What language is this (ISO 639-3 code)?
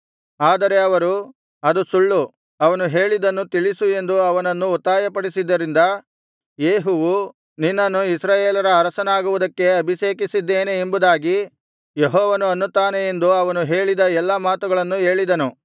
kan